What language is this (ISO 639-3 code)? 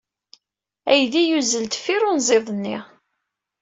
kab